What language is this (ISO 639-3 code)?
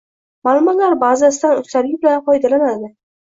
uzb